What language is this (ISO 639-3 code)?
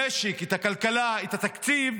heb